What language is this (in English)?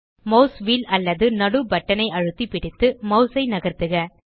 Tamil